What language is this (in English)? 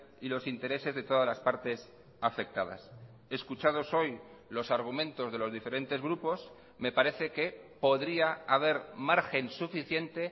Spanish